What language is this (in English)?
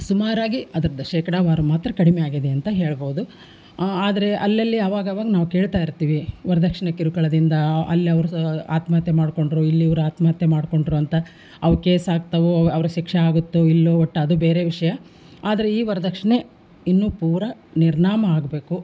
Kannada